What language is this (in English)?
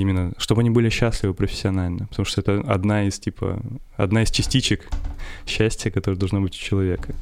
Russian